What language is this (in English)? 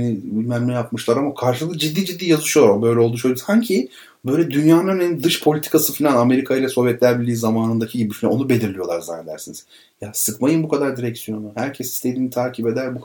Turkish